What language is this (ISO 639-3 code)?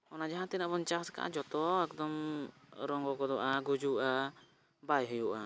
sat